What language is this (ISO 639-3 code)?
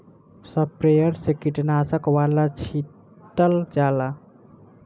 bho